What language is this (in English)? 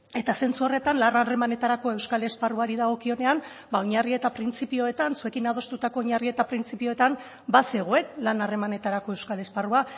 Basque